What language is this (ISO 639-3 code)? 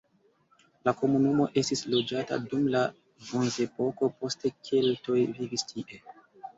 epo